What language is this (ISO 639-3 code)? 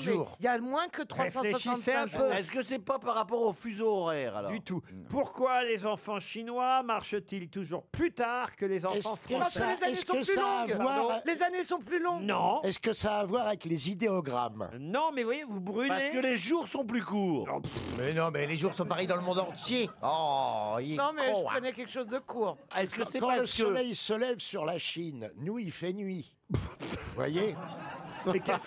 fra